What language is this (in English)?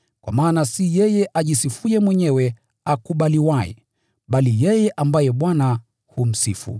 Swahili